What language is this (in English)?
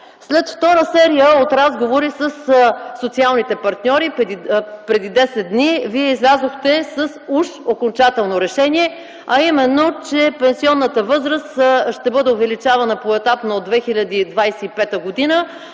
Bulgarian